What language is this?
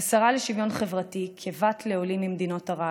Hebrew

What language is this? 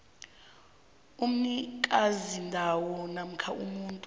South Ndebele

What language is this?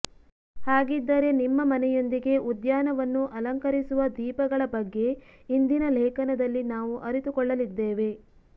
Kannada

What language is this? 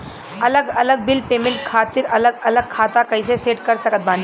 Bhojpuri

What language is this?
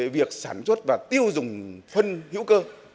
Vietnamese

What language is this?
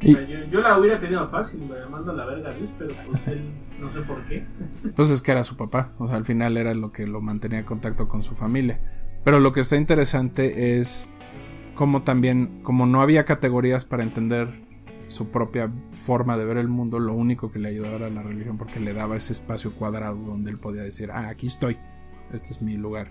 Spanish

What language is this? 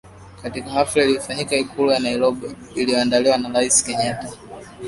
Swahili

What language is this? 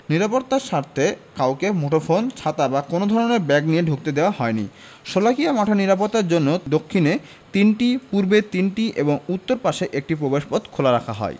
Bangla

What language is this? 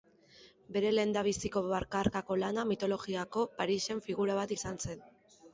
Basque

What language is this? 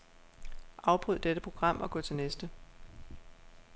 Danish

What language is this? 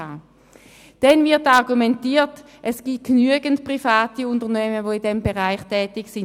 Swiss German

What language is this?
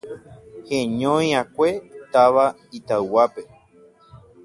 Guarani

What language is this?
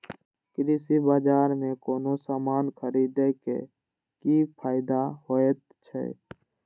Maithili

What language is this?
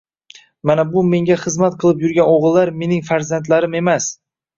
Uzbek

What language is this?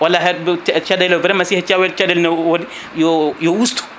Fula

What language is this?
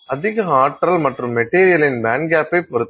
Tamil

